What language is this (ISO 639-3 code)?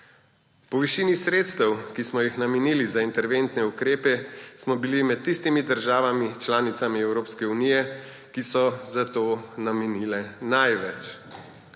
slv